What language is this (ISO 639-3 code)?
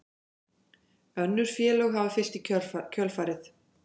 isl